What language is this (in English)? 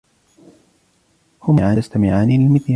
Arabic